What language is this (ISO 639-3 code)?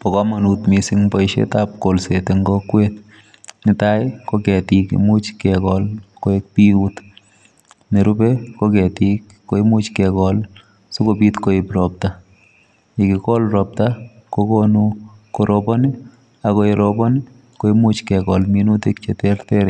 kln